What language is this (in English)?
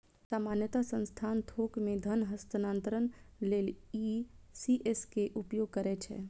Maithili